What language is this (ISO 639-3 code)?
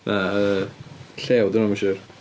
cym